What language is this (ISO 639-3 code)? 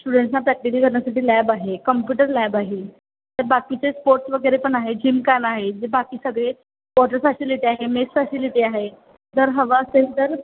mar